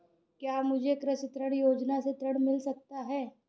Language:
Hindi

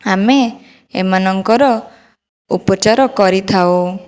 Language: Odia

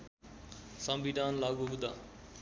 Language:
Nepali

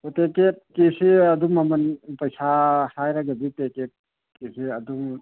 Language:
Manipuri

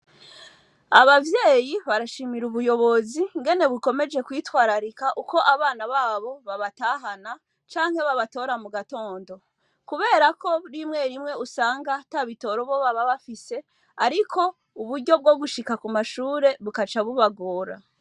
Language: Rundi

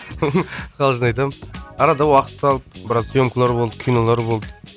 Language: Kazakh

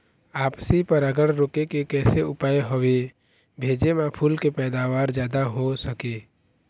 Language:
Chhattisgarhi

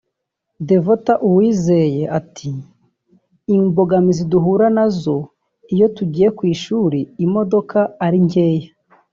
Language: Kinyarwanda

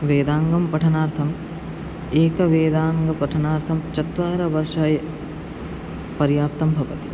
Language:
Sanskrit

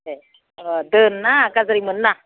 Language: Bodo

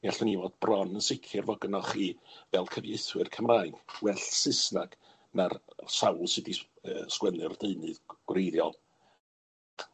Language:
Welsh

